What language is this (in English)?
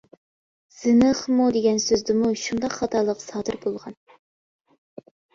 Uyghur